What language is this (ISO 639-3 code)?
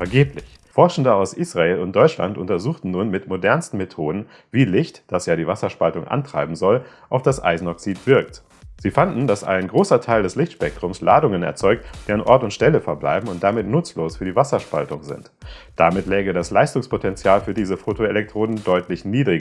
deu